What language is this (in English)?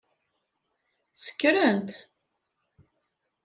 Kabyle